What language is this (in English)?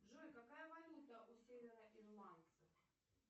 Russian